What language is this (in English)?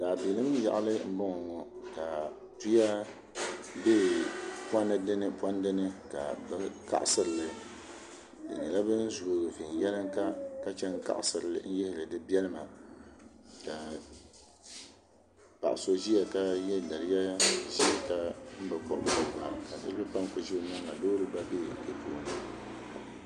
Dagbani